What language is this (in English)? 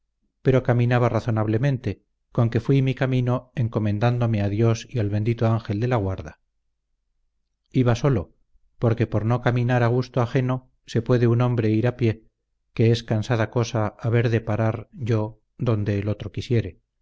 Spanish